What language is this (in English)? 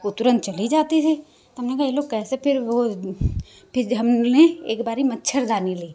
Hindi